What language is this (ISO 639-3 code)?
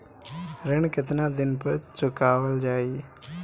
bho